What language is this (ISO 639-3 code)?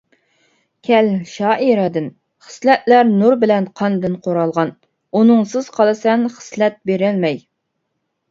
uig